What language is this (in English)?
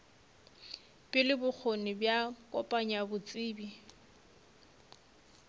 Northern Sotho